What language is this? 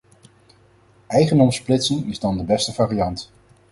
Dutch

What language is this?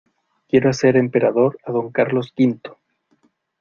Spanish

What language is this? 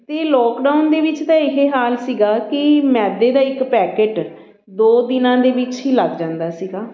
Punjabi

